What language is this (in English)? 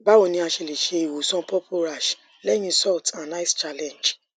Yoruba